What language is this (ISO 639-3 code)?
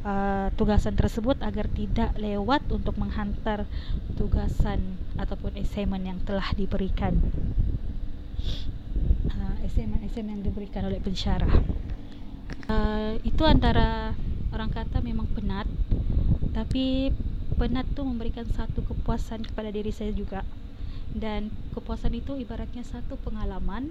msa